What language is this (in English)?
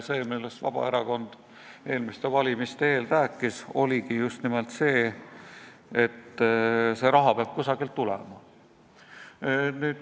Estonian